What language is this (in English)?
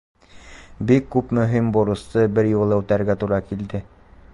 Bashkir